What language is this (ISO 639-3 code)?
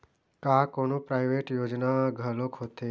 hne